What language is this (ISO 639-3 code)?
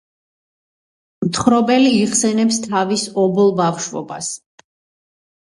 kat